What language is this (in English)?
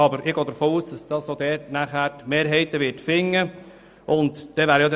Swiss German